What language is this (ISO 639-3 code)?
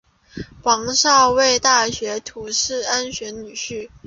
zho